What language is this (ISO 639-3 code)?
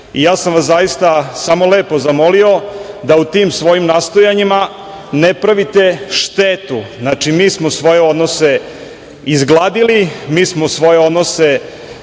srp